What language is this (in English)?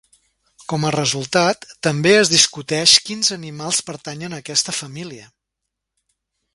Catalan